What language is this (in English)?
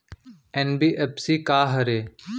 Chhattisgarhi